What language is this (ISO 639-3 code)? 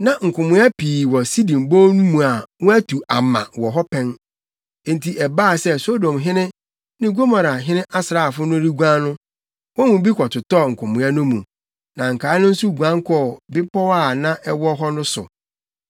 aka